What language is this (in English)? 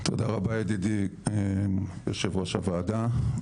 Hebrew